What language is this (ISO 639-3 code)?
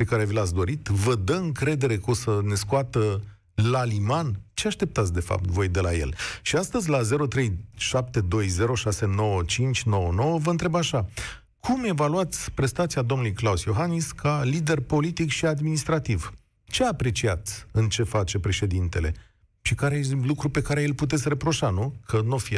ron